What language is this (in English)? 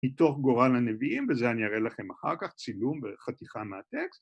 Hebrew